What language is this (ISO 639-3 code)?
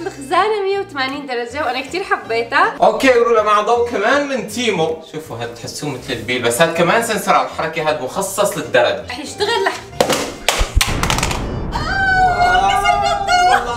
ara